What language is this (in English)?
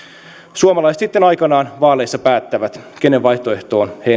Finnish